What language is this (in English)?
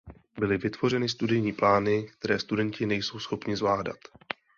Czech